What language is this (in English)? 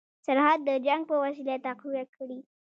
Pashto